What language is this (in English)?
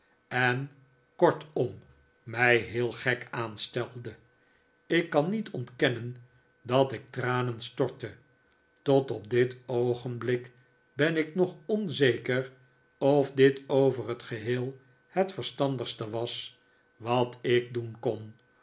Dutch